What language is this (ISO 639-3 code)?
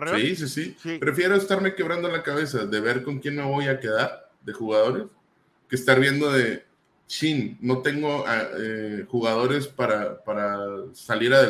spa